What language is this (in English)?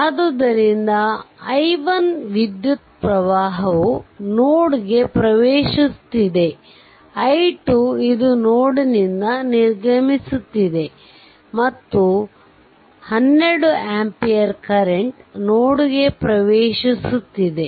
Kannada